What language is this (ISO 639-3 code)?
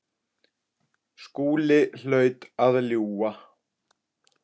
isl